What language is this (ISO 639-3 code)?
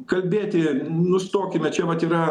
lit